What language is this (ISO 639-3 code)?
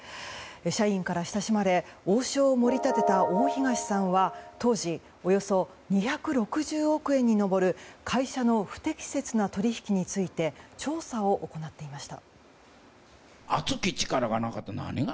jpn